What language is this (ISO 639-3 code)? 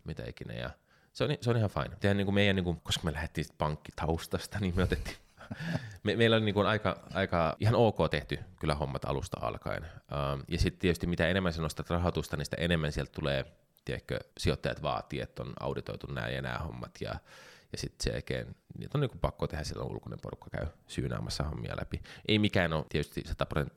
fin